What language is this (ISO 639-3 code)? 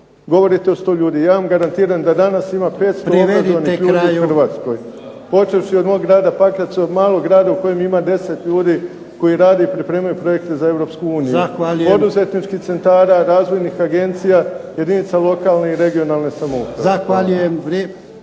hrv